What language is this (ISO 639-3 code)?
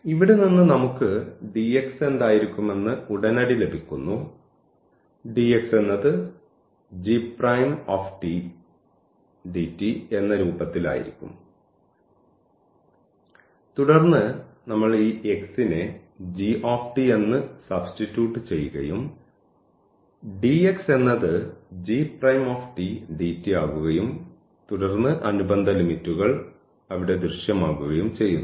mal